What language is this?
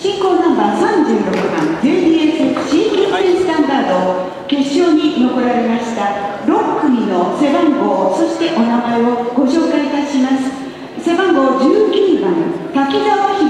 Japanese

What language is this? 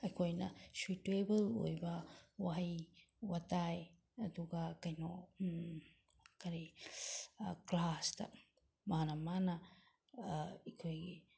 Manipuri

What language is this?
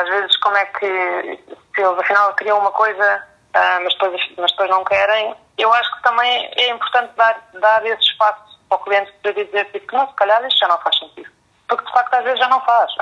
Portuguese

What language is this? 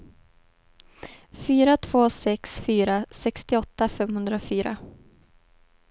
Swedish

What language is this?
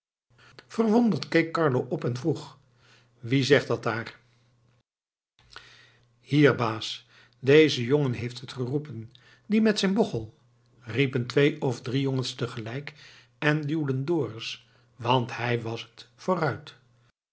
Dutch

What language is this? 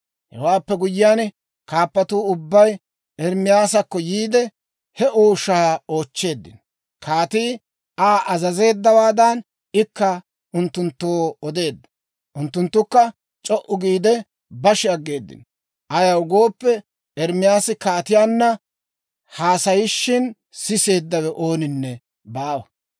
Dawro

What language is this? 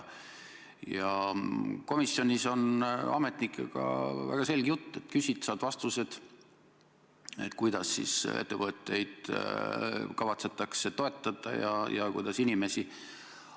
Estonian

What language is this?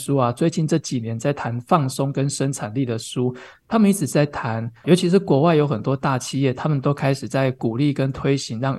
Chinese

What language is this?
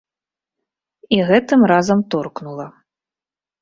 Belarusian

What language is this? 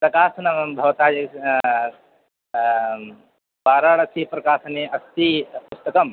Sanskrit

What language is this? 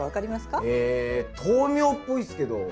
Japanese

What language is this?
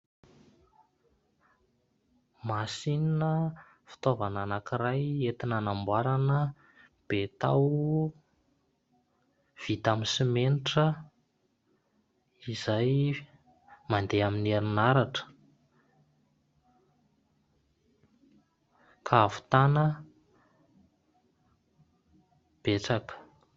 Malagasy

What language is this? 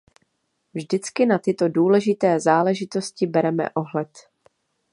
Czech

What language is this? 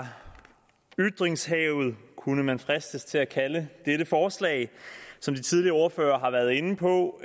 Danish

